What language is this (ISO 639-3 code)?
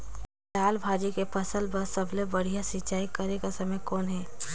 hne